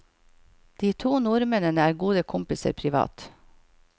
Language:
Norwegian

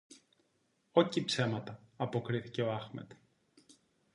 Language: Greek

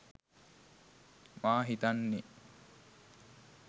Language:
Sinhala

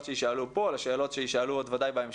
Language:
Hebrew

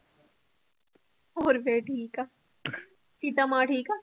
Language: Punjabi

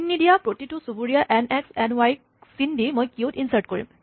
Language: Assamese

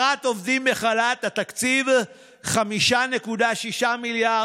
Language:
Hebrew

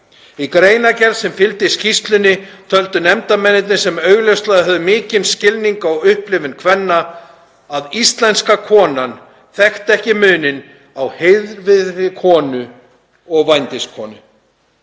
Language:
Icelandic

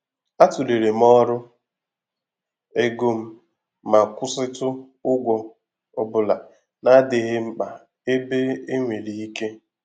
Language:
Igbo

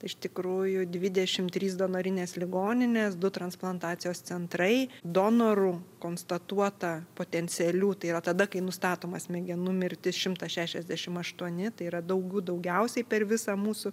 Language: Lithuanian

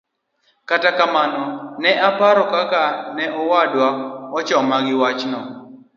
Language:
Luo (Kenya and Tanzania)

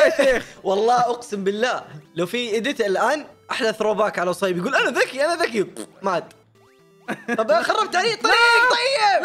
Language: Arabic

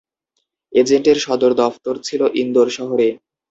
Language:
Bangla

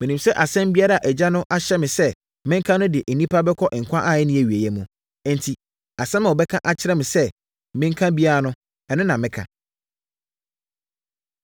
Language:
Akan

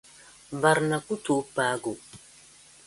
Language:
Dagbani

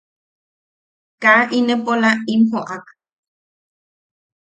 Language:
Yaqui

